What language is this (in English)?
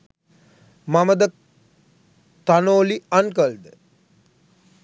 Sinhala